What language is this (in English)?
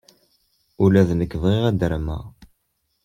Kabyle